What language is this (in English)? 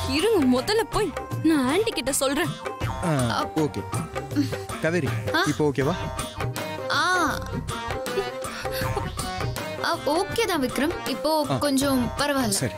Tamil